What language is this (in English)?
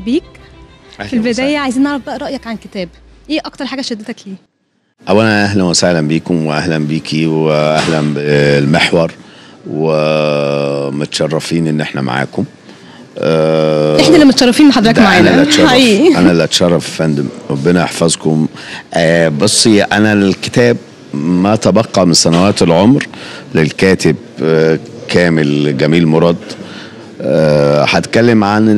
Arabic